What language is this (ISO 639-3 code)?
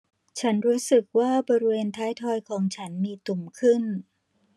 tha